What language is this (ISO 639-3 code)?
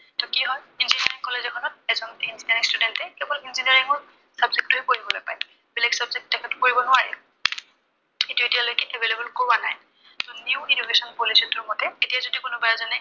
asm